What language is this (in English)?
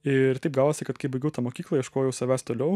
Lithuanian